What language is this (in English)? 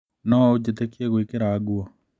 Kikuyu